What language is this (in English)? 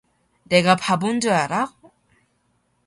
Korean